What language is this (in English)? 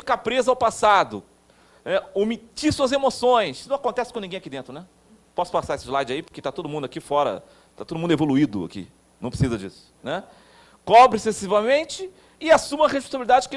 Portuguese